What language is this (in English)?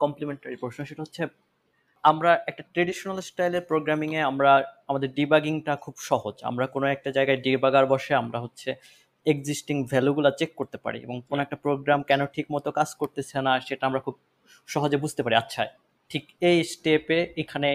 Bangla